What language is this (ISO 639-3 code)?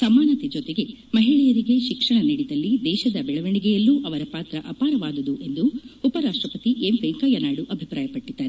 kan